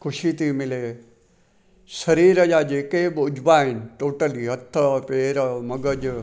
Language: Sindhi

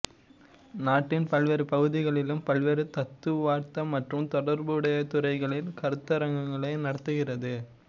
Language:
Tamil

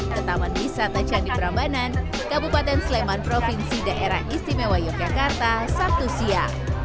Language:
Indonesian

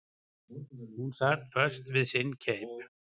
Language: Icelandic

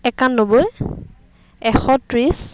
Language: Assamese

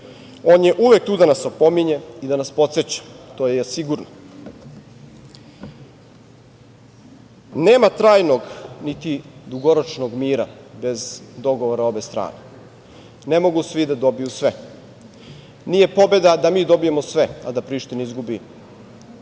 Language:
Serbian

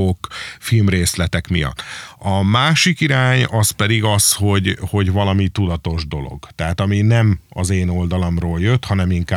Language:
Hungarian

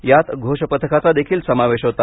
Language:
Marathi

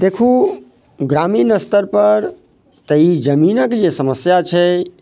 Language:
Maithili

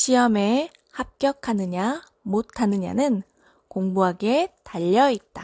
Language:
Korean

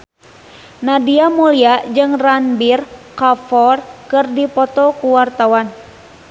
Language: Sundanese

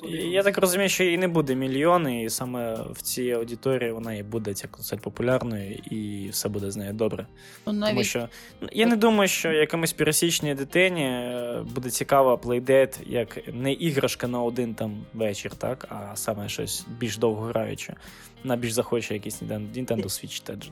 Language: Ukrainian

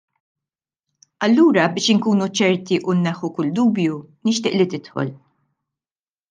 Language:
Maltese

